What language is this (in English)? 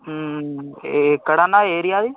Telugu